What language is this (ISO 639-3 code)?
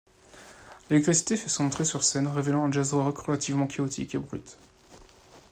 fra